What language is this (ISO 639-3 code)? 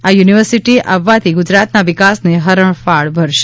guj